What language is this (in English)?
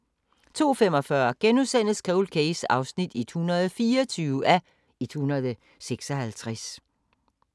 Danish